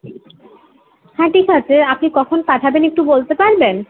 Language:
Bangla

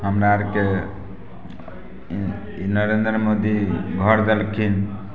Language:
Maithili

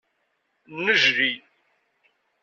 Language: Kabyle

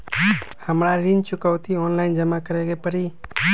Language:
Magahi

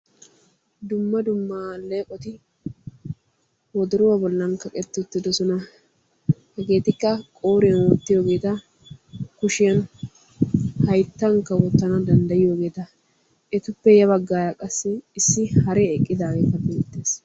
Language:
Wolaytta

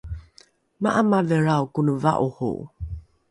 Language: Rukai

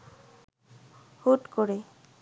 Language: Bangla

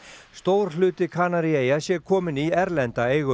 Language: Icelandic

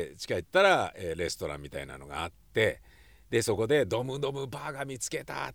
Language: Japanese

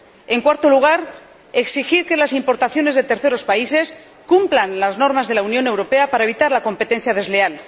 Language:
Spanish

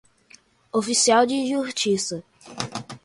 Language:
Portuguese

